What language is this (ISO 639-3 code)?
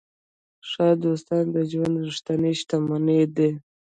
pus